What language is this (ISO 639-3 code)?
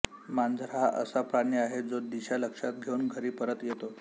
mar